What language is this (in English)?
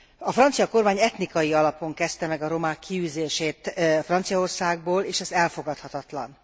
Hungarian